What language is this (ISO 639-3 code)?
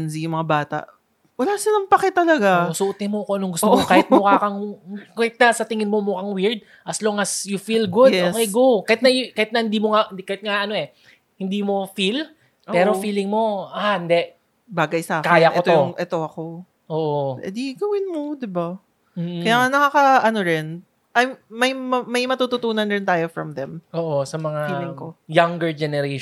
fil